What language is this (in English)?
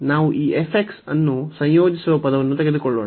Kannada